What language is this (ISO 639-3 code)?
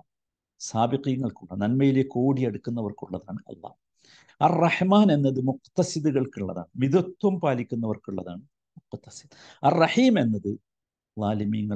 mal